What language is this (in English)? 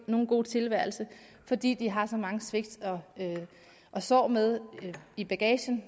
Danish